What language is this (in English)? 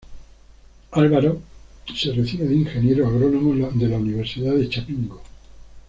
Spanish